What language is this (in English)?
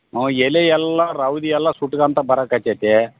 Kannada